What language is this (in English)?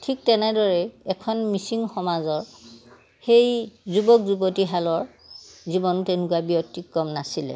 Assamese